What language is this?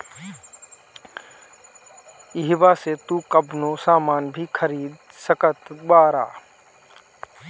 Bhojpuri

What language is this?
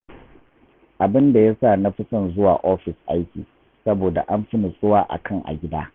Hausa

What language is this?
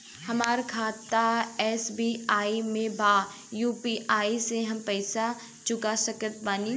Bhojpuri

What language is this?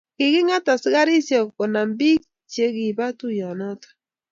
Kalenjin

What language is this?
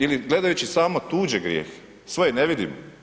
Croatian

